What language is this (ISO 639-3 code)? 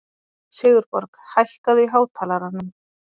isl